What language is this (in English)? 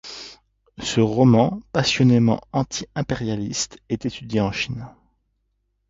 French